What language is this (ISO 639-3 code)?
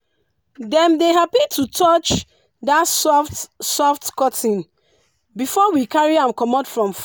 pcm